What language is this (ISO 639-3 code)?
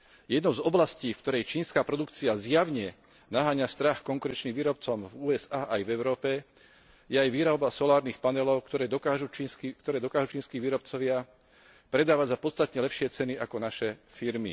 slk